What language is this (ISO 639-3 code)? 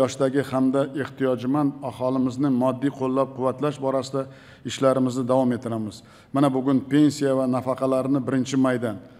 tur